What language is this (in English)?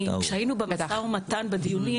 Hebrew